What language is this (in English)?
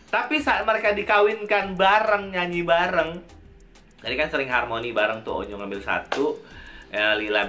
Indonesian